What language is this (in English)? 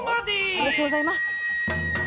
Japanese